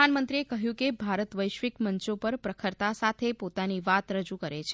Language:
Gujarati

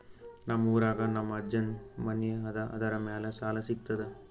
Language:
Kannada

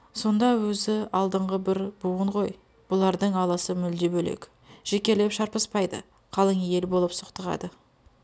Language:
Kazakh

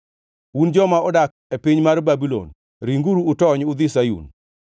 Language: Luo (Kenya and Tanzania)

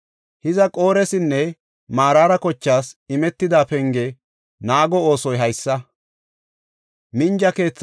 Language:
Gofa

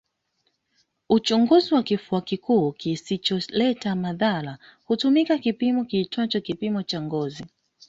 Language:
Swahili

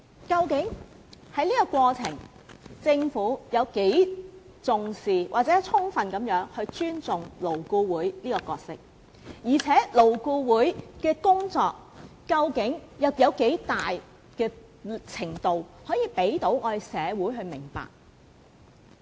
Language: Cantonese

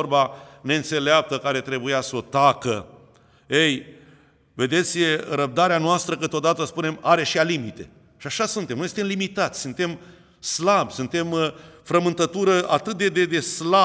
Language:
Romanian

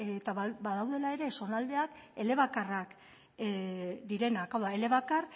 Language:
Basque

